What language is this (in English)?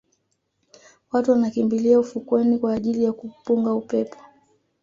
Swahili